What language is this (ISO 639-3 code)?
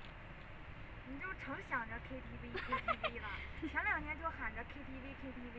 zho